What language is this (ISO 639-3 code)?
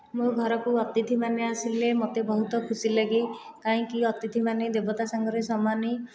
ori